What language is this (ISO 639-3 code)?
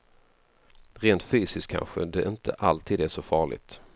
swe